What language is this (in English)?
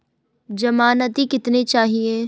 Hindi